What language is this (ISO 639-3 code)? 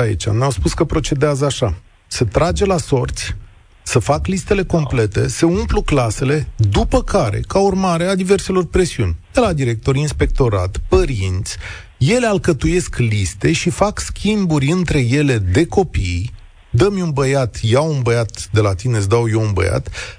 ron